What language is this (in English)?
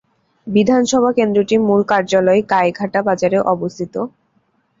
Bangla